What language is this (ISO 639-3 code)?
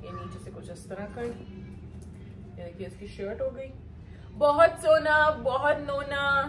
hin